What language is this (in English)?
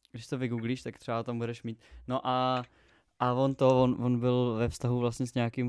Czech